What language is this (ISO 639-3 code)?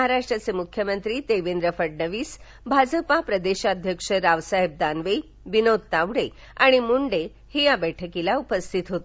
mar